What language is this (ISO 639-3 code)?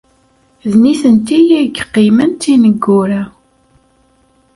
kab